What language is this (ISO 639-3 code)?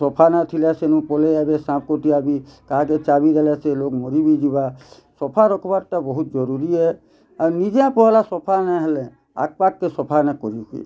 ori